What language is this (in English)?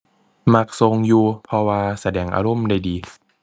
Thai